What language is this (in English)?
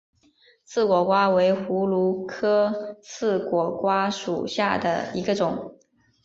Chinese